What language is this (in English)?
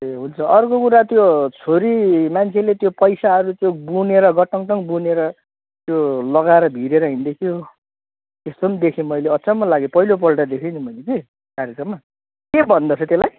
Nepali